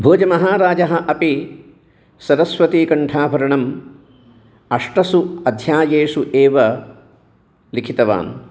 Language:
Sanskrit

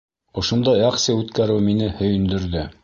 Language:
Bashkir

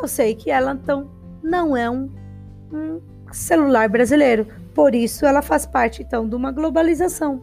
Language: Portuguese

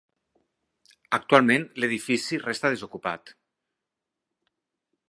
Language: Catalan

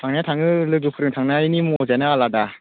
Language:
Bodo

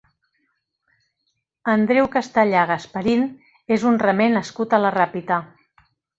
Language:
Catalan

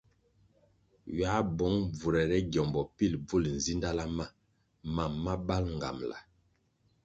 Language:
Kwasio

